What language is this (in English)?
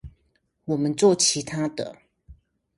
Chinese